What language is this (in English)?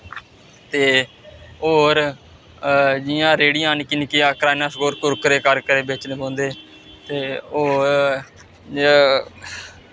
Dogri